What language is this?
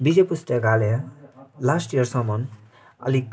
Nepali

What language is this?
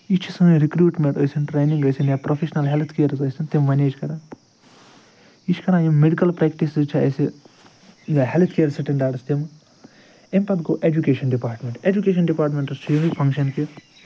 Kashmiri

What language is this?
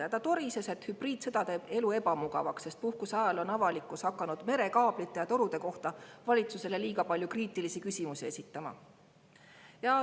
Estonian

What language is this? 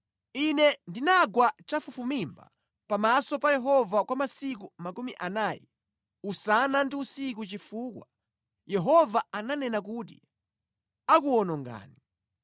Nyanja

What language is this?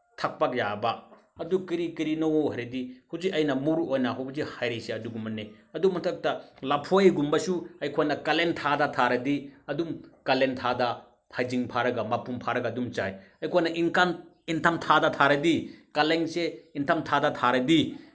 Manipuri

